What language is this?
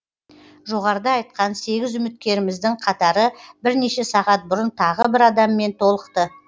Kazakh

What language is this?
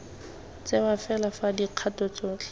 Tswana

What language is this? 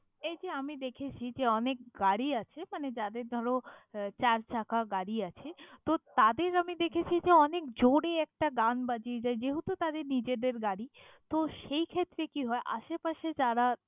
Bangla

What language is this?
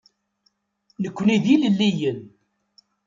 Kabyle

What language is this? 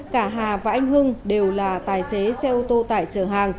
Vietnamese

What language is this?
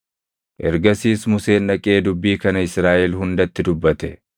Oromo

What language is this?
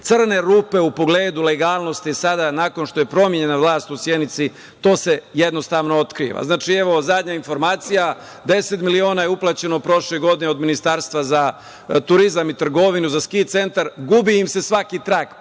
Serbian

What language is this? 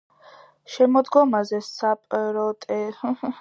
Georgian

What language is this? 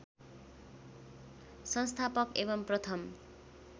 Nepali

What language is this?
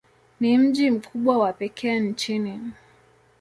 Swahili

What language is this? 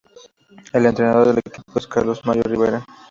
Spanish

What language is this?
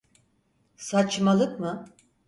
Turkish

